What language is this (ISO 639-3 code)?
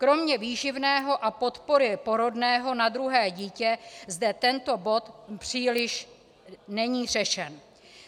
ces